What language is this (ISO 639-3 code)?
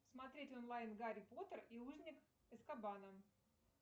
rus